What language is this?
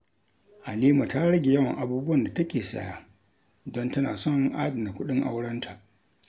Hausa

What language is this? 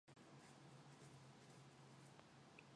Mongolian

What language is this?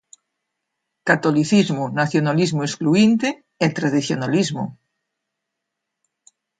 Galician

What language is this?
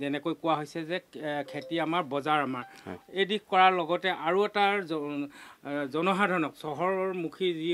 Thai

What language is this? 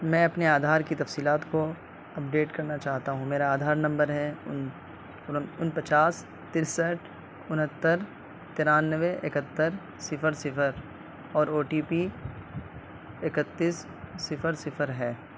Urdu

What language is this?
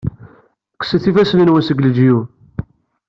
Kabyle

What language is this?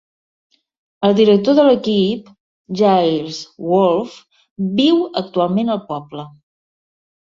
Catalan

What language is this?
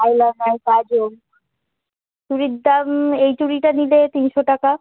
Bangla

